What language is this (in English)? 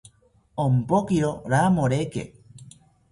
South Ucayali Ashéninka